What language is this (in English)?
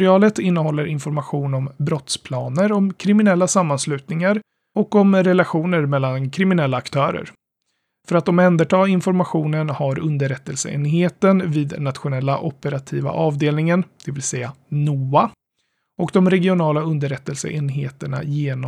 Swedish